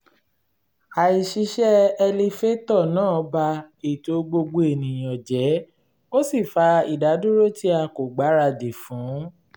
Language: Yoruba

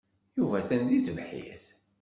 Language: Kabyle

